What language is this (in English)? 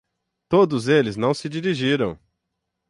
Portuguese